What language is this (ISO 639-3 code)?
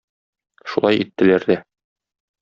tat